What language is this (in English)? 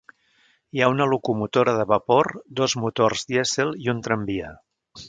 Catalan